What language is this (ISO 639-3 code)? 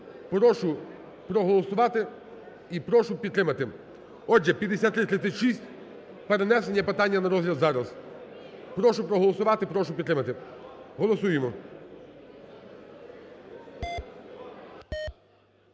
ukr